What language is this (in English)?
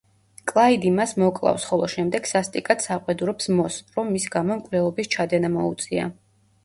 Georgian